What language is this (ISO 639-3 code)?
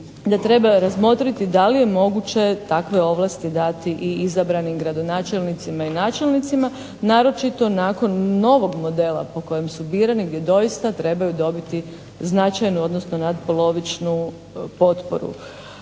hrv